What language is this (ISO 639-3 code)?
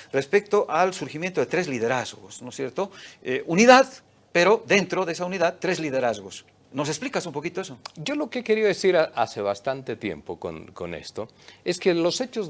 spa